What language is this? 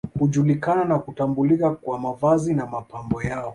Swahili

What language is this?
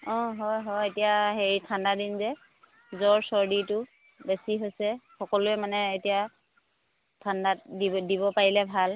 Assamese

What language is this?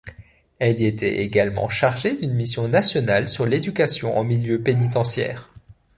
French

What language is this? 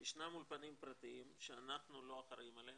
Hebrew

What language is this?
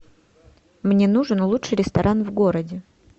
Russian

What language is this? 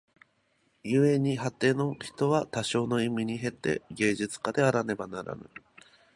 Japanese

